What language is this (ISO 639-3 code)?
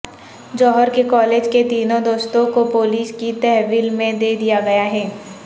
urd